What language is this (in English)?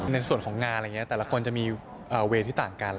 Thai